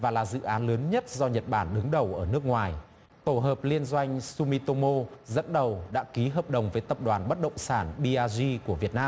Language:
Vietnamese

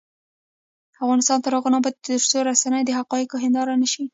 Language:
Pashto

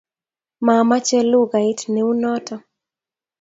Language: Kalenjin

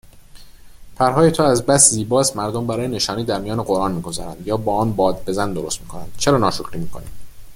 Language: Persian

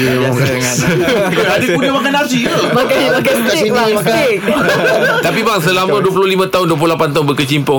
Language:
Malay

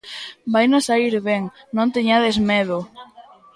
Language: Galician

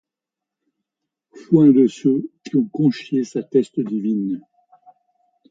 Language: French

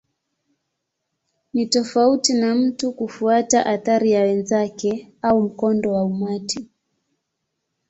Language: Swahili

